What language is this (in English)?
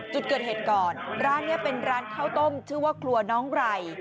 Thai